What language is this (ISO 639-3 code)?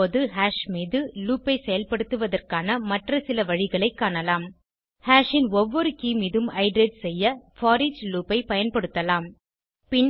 tam